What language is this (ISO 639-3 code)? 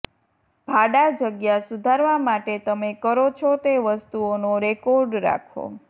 guj